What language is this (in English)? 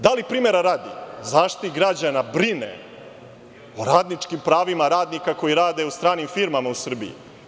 Serbian